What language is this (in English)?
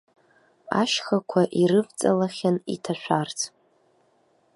Abkhazian